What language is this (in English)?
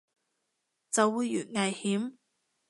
Cantonese